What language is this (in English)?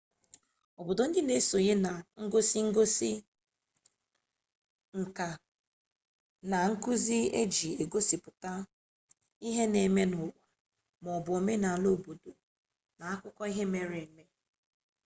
Igbo